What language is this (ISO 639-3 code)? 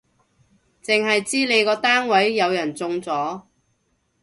yue